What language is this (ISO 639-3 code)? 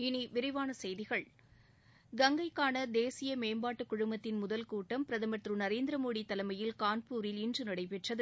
tam